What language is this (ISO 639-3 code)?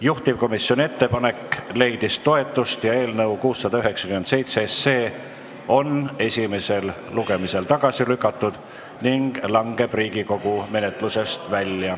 est